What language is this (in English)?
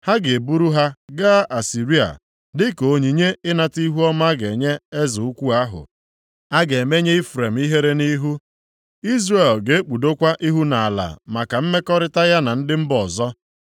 Igbo